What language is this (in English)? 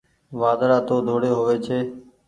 Goaria